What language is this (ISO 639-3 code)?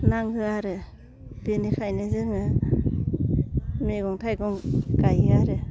brx